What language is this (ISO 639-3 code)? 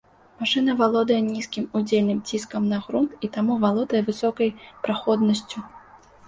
bel